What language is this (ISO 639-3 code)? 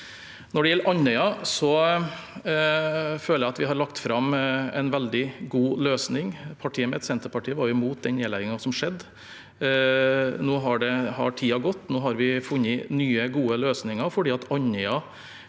nor